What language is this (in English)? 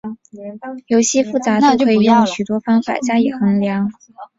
Chinese